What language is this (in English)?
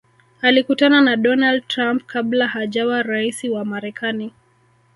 Swahili